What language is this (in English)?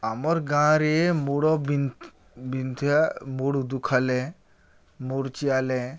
Odia